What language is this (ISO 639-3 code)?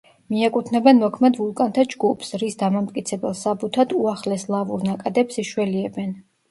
kat